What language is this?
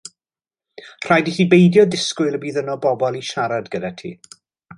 Welsh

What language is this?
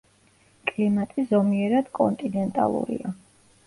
Georgian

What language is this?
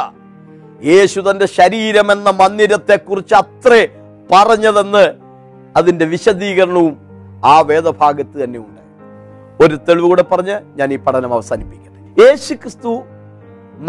Malayalam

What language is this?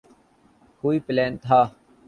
Urdu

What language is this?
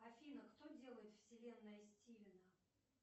Russian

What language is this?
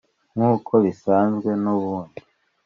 Kinyarwanda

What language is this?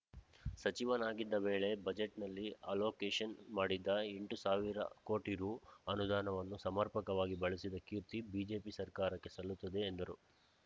Kannada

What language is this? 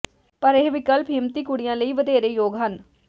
Punjabi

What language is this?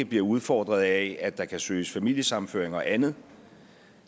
Danish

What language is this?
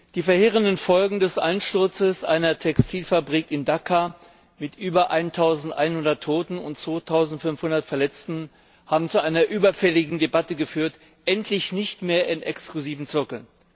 German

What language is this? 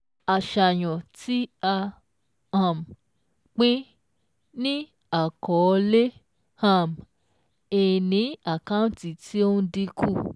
Yoruba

